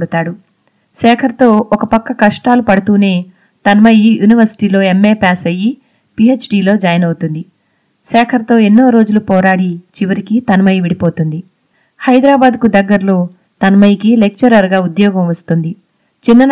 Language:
Telugu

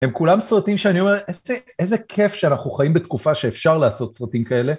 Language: Hebrew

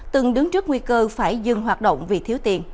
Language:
Vietnamese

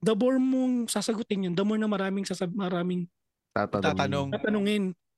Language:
Filipino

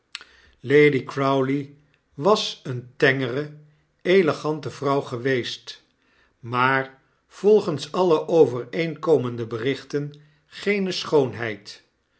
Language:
Dutch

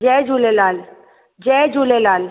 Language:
Sindhi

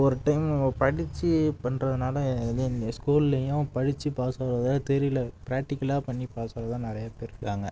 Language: Tamil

